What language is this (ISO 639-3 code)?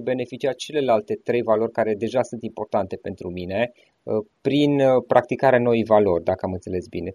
ron